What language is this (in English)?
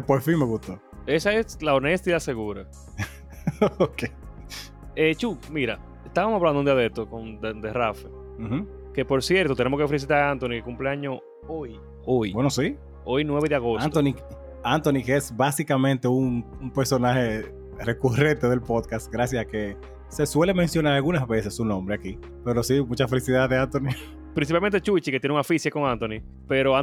Spanish